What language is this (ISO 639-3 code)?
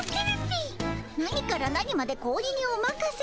jpn